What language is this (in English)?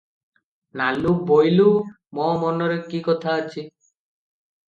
Odia